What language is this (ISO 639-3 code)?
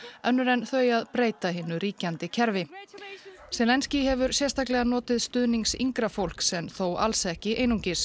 isl